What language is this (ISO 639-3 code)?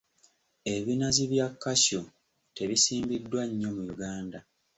lug